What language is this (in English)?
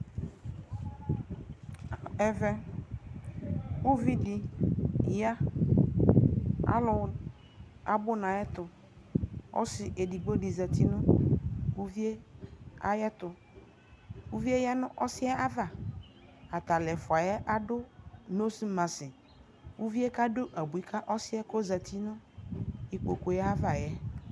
Ikposo